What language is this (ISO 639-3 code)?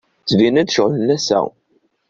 kab